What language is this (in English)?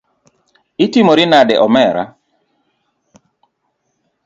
Luo (Kenya and Tanzania)